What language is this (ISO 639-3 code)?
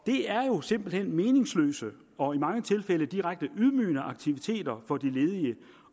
dan